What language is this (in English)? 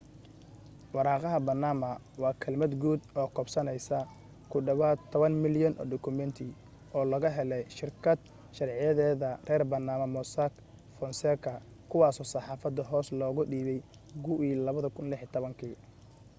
Somali